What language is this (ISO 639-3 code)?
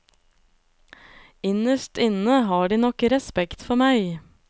nor